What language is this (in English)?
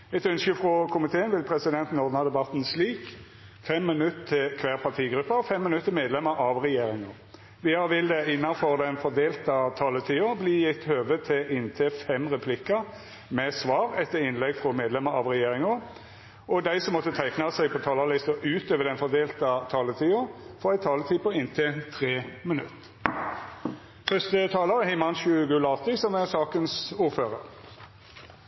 Norwegian